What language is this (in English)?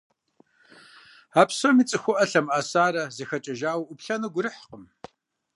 Kabardian